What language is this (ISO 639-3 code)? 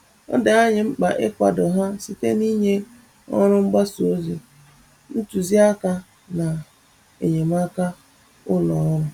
ibo